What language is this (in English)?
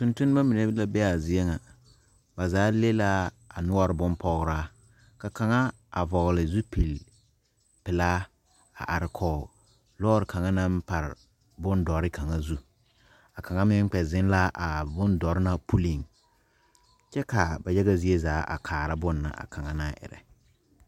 Southern Dagaare